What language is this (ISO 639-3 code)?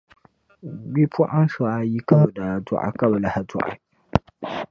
dag